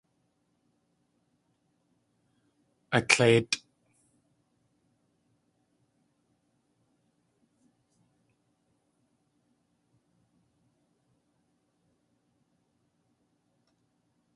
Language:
Tlingit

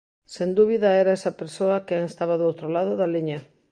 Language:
Galician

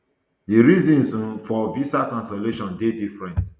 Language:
Nigerian Pidgin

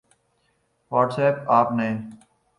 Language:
Urdu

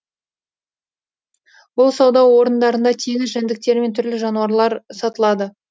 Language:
Kazakh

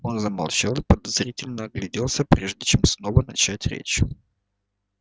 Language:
Russian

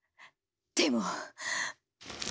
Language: Japanese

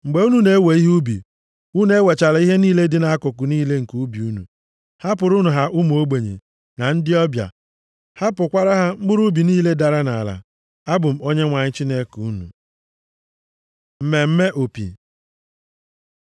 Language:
Igbo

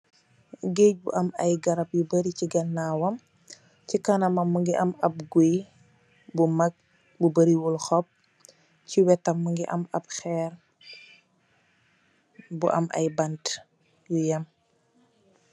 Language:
Wolof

